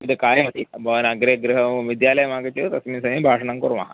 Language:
Sanskrit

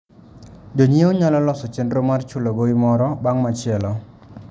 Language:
Luo (Kenya and Tanzania)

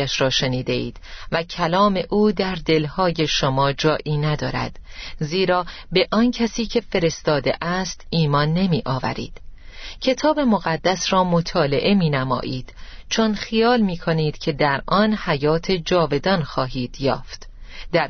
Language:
Persian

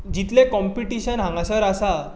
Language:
Konkani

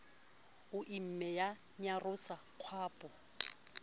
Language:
Southern Sotho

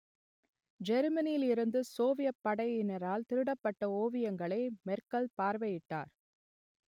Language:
Tamil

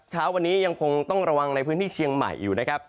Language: Thai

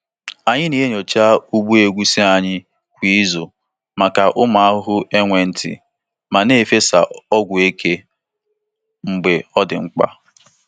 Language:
Igbo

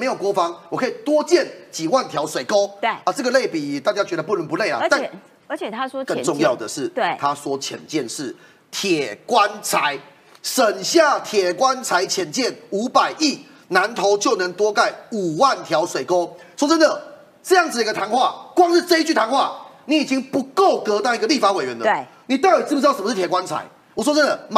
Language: Chinese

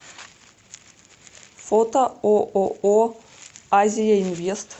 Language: Russian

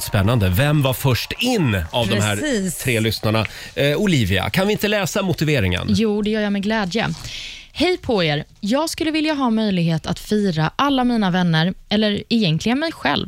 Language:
Swedish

